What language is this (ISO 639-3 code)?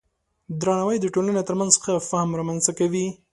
pus